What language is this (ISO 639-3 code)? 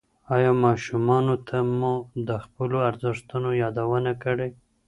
pus